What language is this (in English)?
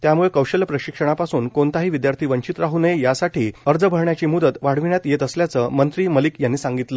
Marathi